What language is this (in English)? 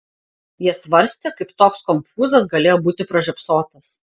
Lithuanian